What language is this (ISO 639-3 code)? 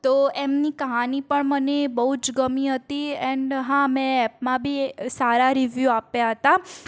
guj